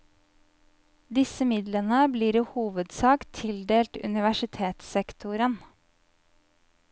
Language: Norwegian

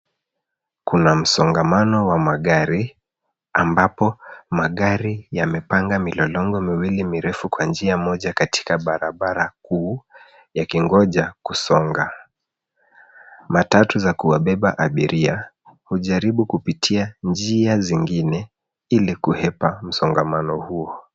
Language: Swahili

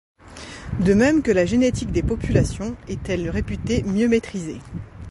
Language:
French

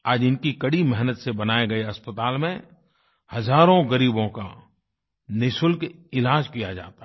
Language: Hindi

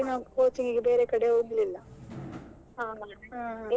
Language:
Kannada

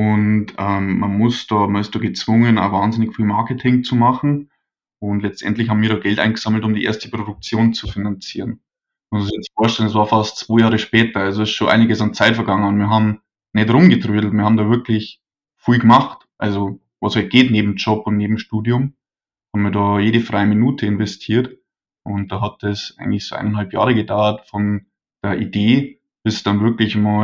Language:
German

